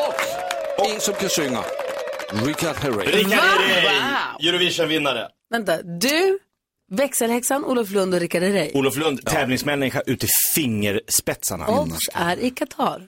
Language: Swedish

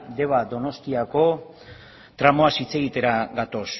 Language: Basque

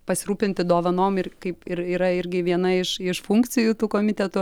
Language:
Lithuanian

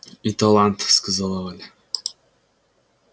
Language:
Russian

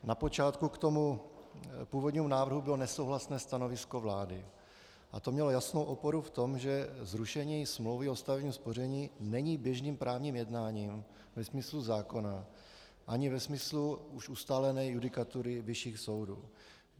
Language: Czech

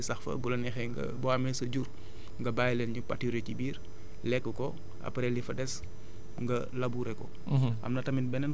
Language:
Wolof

